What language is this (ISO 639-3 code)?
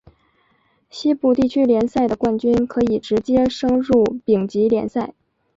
zho